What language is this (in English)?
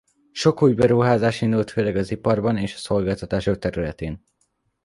Hungarian